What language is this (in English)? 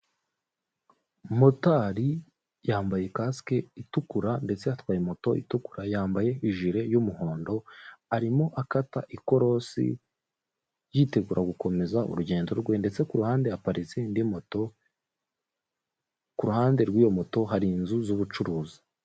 Kinyarwanda